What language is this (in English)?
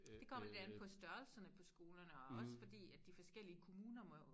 Danish